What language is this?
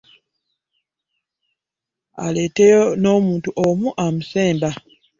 Ganda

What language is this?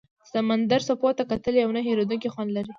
Pashto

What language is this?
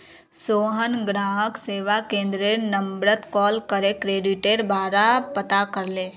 Magahi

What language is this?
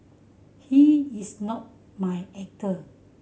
English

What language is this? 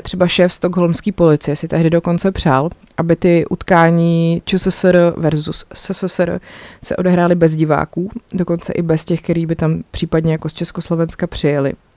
Czech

